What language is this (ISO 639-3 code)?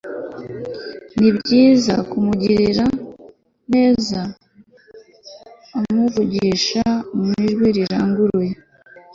kin